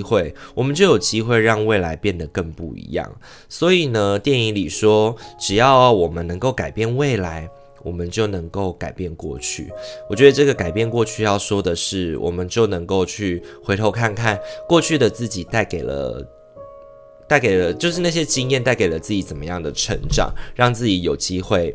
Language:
Chinese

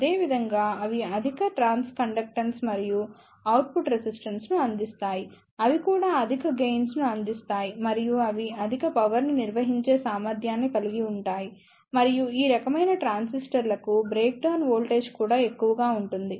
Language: Telugu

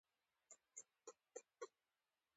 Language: Pashto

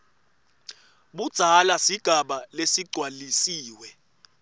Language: Swati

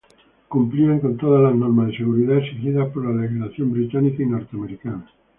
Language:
Spanish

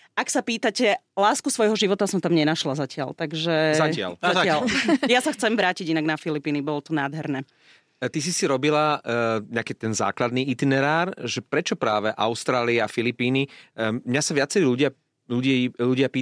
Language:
Slovak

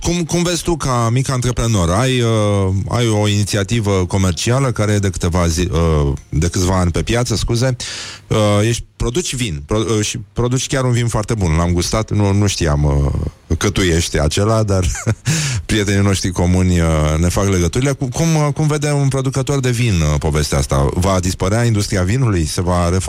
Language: Romanian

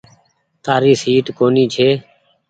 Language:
Goaria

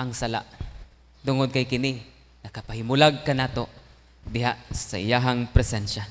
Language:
Filipino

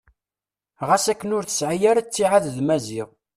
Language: Kabyle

